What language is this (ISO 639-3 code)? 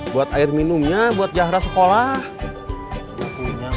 ind